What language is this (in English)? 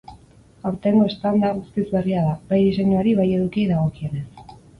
Basque